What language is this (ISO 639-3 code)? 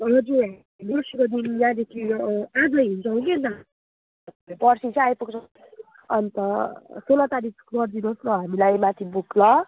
nep